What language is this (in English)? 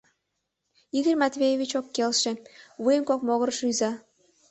Mari